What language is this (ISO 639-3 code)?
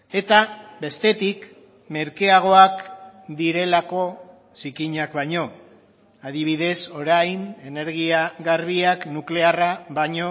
eus